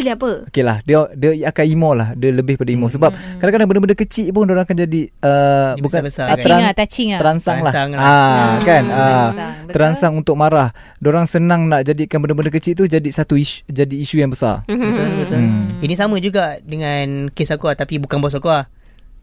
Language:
Malay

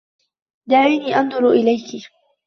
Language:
Arabic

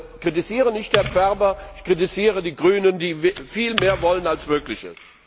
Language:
German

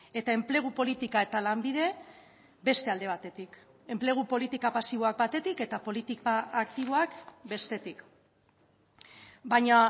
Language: Basque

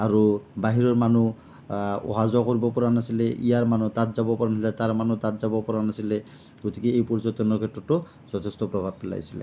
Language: Assamese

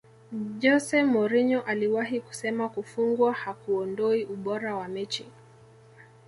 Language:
Swahili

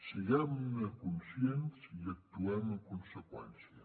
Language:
Catalan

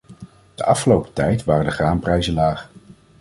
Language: Dutch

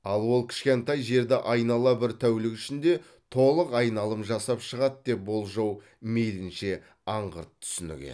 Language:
Kazakh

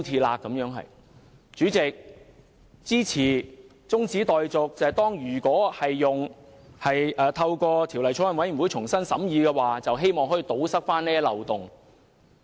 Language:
Cantonese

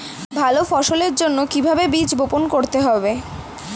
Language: Bangla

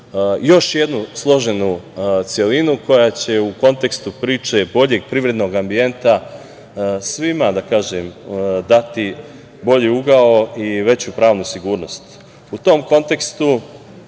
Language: Serbian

